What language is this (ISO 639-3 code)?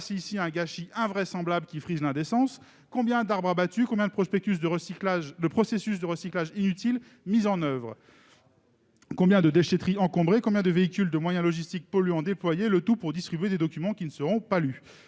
fra